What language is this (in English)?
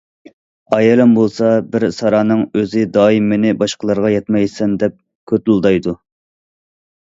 Uyghur